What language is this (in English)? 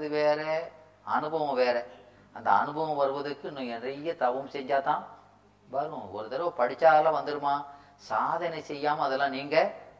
Tamil